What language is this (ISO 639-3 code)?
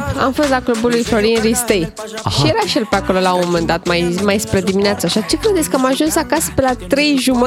ron